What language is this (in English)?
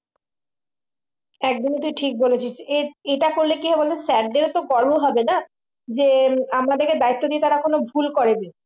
Bangla